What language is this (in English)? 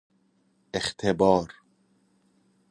Persian